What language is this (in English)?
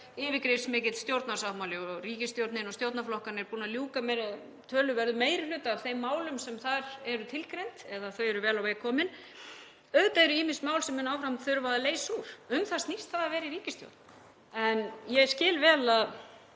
Icelandic